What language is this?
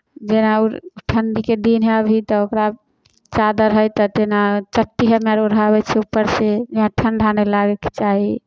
Maithili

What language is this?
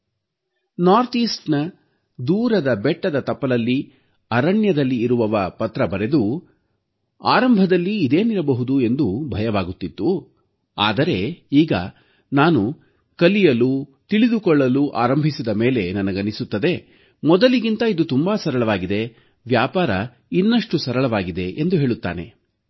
Kannada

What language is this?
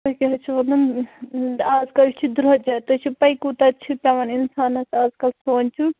Kashmiri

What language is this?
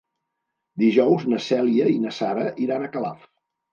Catalan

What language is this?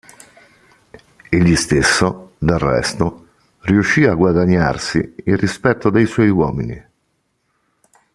Italian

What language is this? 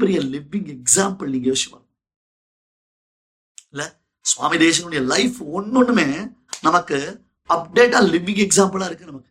Tamil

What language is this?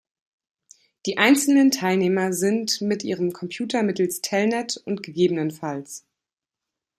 German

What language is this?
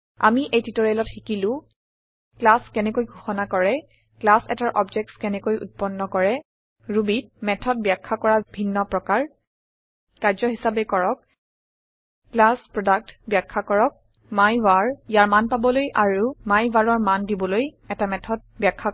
Assamese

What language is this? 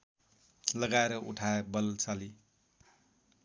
Nepali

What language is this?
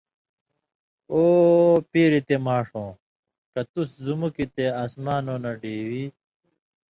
Indus Kohistani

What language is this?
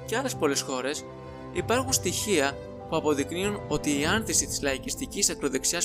Greek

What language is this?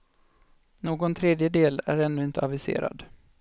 Swedish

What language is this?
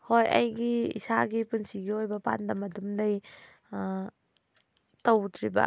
Manipuri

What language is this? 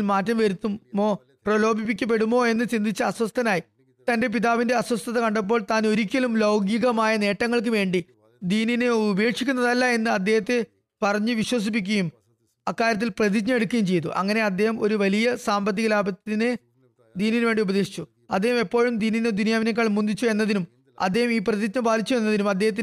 Malayalam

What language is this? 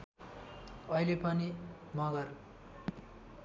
Nepali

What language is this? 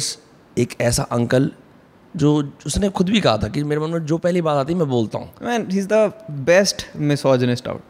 Hindi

